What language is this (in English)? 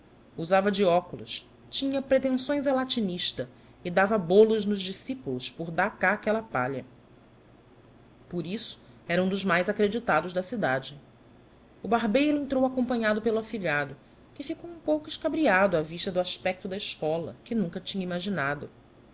Portuguese